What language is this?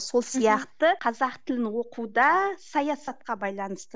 Kazakh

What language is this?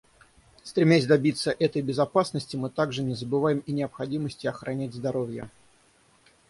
Russian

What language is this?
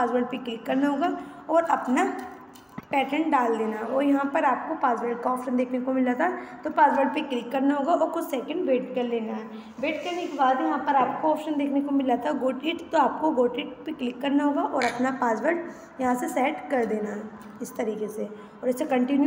Hindi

